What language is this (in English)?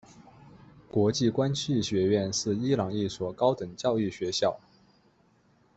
Chinese